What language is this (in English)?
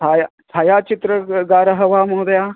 Sanskrit